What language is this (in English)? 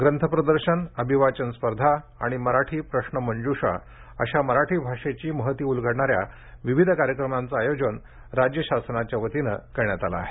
Marathi